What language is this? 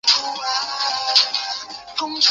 Chinese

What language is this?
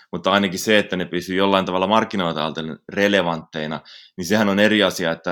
Finnish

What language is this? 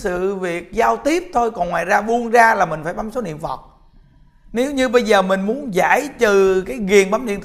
Vietnamese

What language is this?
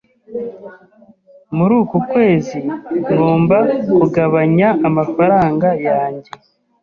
Kinyarwanda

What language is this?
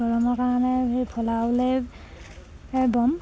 Assamese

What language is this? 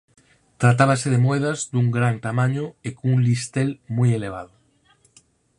Galician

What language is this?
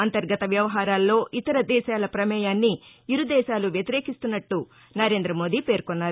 Telugu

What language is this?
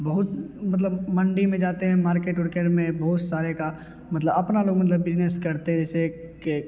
Hindi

